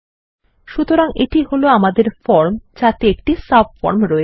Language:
Bangla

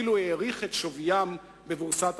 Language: Hebrew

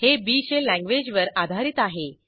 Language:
Marathi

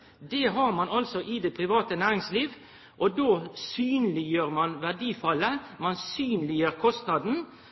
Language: Norwegian Nynorsk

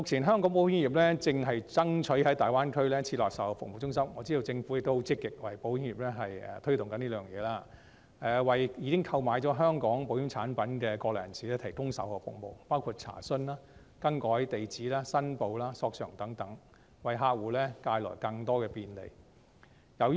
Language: Cantonese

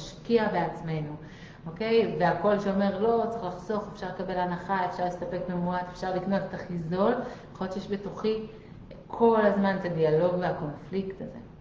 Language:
Hebrew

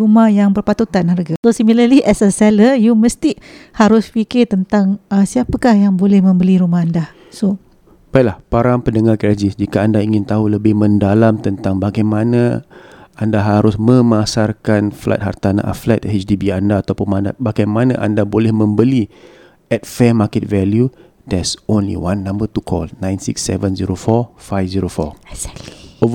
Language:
Malay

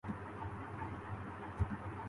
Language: Urdu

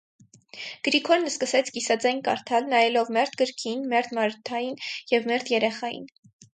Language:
Armenian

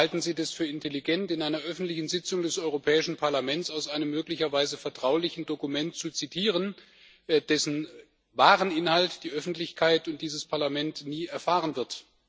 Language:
German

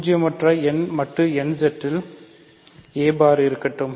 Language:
Tamil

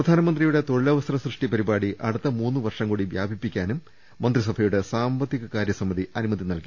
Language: Malayalam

